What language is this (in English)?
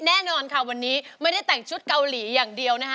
Thai